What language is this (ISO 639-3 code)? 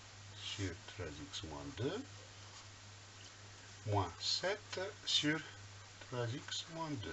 fra